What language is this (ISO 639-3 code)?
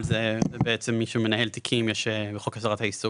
heb